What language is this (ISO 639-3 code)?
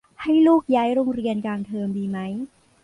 tha